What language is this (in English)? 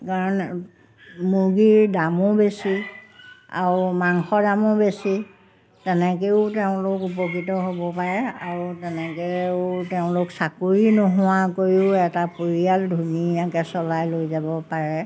Assamese